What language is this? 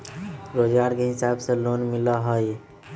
Magahi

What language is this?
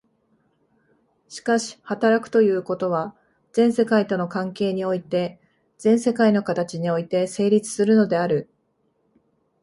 Japanese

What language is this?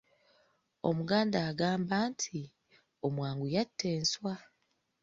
Ganda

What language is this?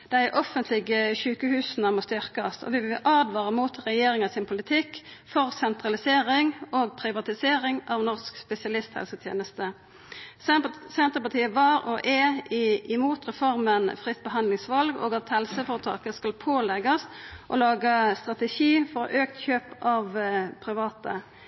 Norwegian Nynorsk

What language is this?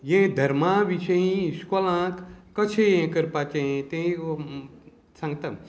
Konkani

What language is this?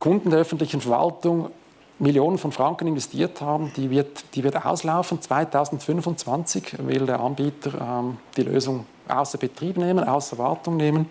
German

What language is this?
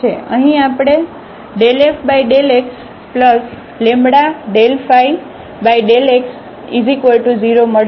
Gujarati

